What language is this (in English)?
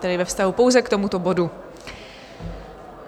Czech